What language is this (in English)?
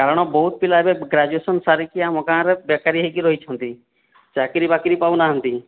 Odia